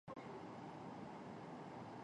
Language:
Chinese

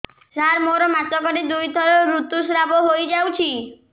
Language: Odia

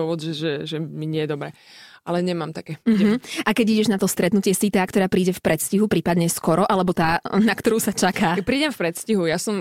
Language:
Slovak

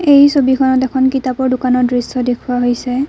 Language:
Assamese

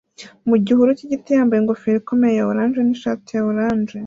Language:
Kinyarwanda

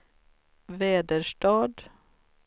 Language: Swedish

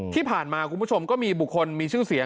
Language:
Thai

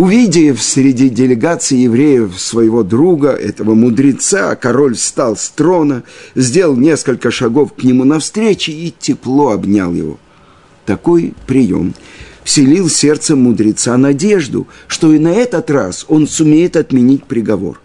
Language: Russian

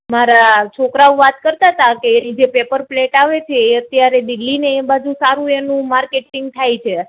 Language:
Gujarati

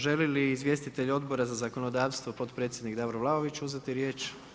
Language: Croatian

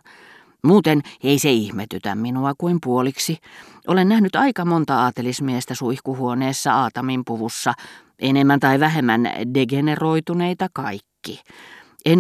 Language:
Finnish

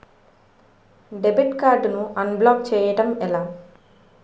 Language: Telugu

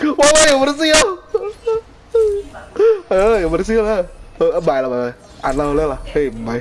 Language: Spanish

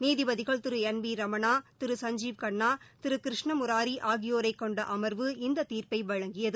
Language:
Tamil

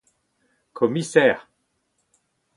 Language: Breton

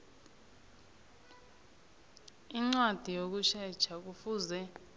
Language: South Ndebele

